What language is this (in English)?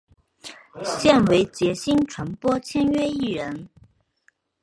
Chinese